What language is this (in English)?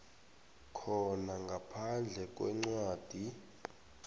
South Ndebele